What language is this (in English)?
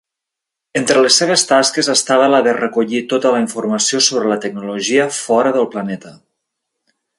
Catalan